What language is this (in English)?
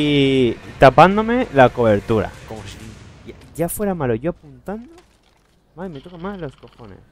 Spanish